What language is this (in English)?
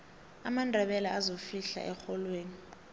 South Ndebele